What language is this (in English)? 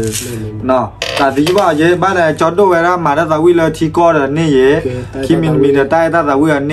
Thai